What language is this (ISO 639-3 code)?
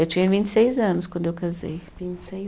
por